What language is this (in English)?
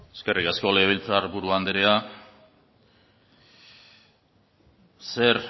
Basque